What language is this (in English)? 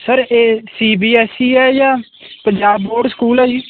Punjabi